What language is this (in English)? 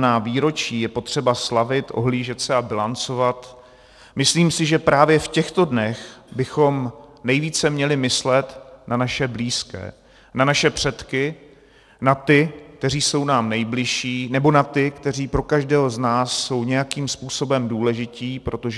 Czech